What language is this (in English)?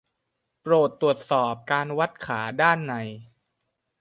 Thai